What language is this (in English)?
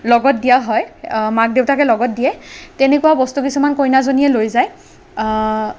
Assamese